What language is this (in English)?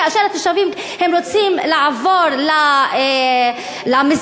Hebrew